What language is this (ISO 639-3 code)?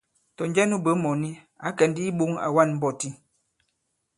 abb